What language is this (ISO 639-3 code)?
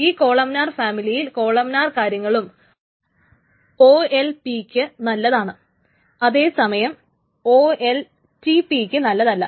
mal